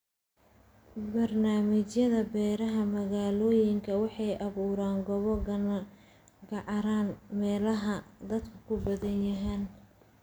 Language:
Somali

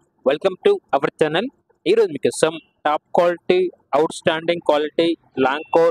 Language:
Telugu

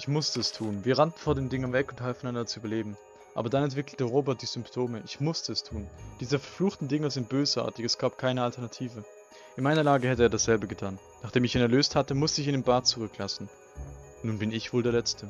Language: German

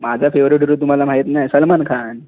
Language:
Marathi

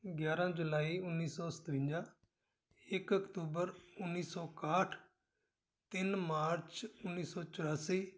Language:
Punjabi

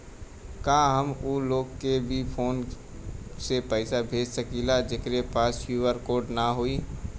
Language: Bhojpuri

